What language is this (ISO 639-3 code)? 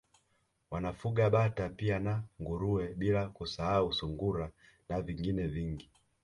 swa